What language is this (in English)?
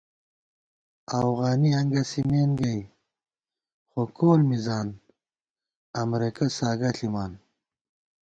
Gawar-Bati